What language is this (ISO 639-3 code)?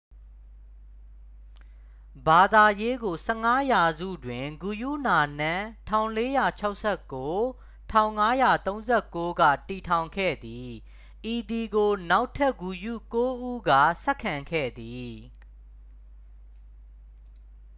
mya